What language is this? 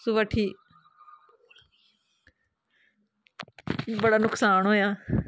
Dogri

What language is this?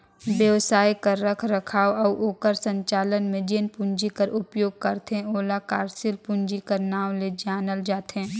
Chhattisgarhi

